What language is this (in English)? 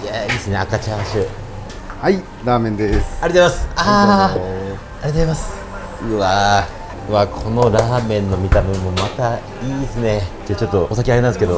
Japanese